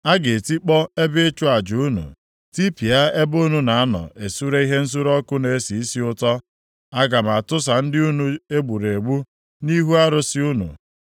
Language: Igbo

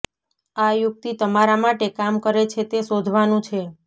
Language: Gujarati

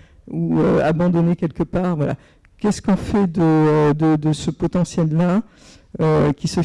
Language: French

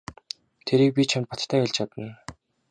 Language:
Mongolian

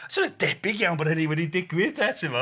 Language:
Welsh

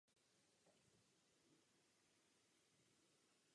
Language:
Czech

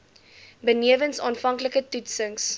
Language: Afrikaans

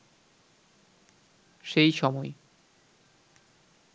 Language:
Bangla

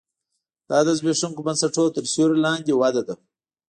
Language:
Pashto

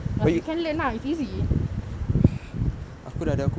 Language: English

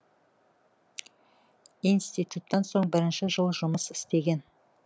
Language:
Kazakh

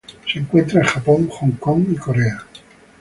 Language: Spanish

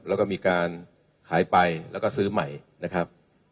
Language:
Thai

